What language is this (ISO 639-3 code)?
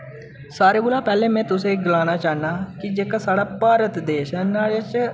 doi